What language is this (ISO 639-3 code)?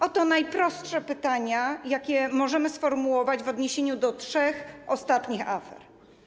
pol